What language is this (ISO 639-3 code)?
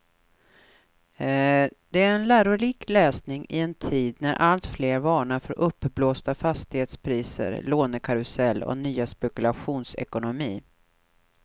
swe